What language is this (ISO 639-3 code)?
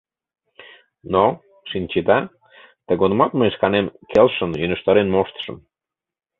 chm